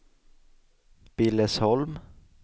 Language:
Swedish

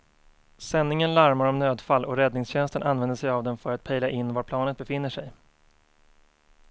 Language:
Swedish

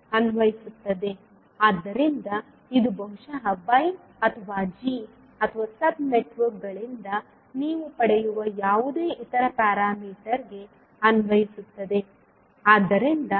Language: Kannada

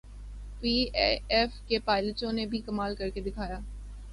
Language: Urdu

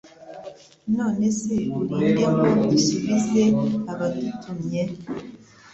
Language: Kinyarwanda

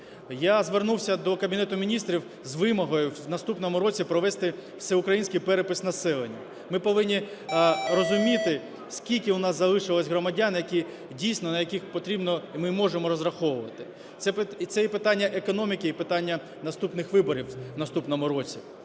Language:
Ukrainian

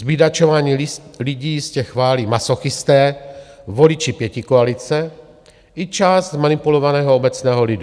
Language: Czech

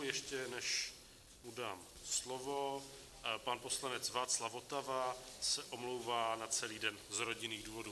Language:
Czech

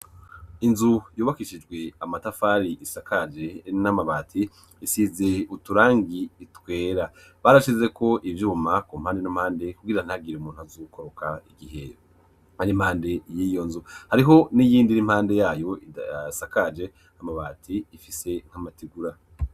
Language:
Rundi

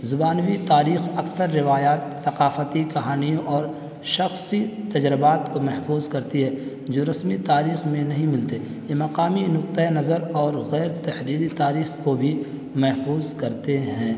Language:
Urdu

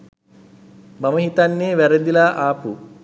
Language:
Sinhala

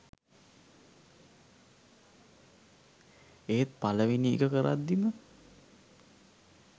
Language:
Sinhala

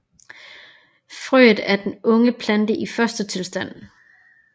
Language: Danish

